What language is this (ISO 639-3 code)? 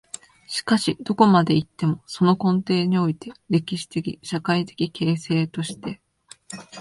jpn